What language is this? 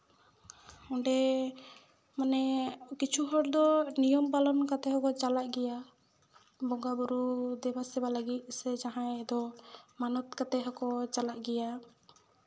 Santali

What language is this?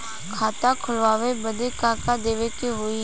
Bhojpuri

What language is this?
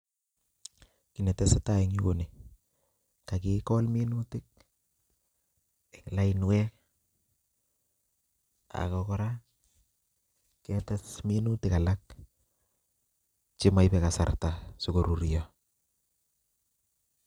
Kalenjin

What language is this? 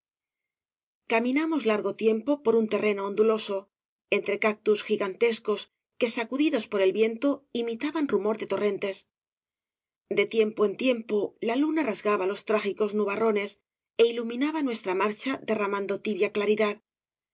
Spanish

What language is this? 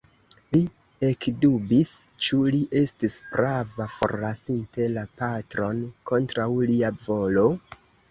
Esperanto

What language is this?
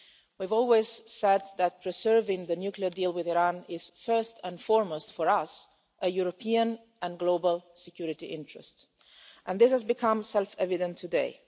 English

